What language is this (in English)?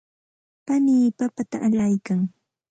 Santa Ana de Tusi Pasco Quechua